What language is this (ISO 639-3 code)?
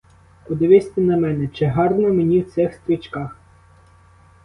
ukr